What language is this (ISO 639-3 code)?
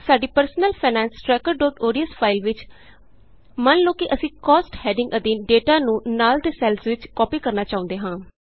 pan